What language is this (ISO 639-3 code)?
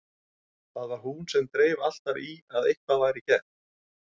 isl